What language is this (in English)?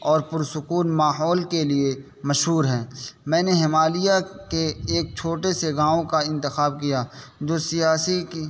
Urdu